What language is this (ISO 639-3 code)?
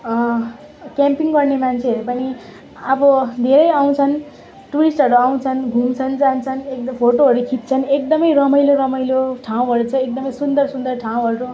nep